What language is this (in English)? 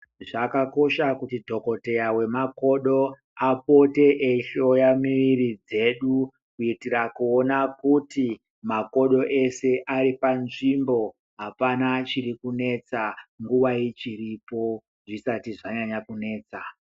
Ndau